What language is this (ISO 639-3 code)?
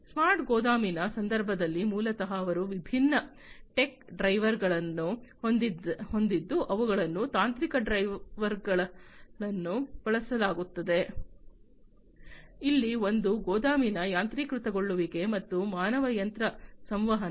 kan